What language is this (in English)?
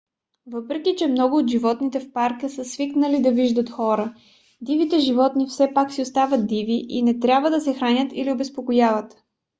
Bulgarian